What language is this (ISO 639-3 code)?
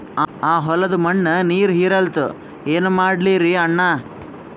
kan